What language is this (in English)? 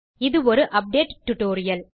Tamil